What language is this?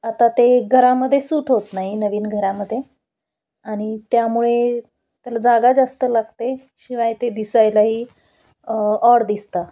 Marathi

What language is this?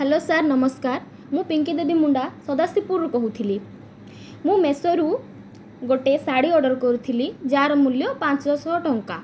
Odia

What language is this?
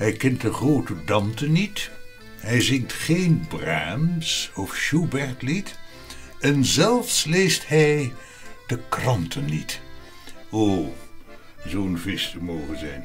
Dutch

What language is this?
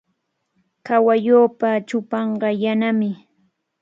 Cajatambo North Lima Quechua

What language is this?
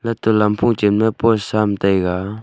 Wancho Naga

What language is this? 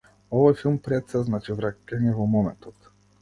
Macedonian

